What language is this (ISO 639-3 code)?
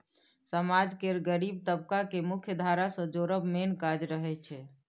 mai